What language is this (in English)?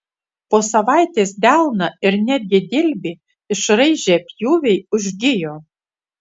Lithuanian